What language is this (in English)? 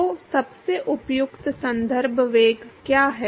Hindi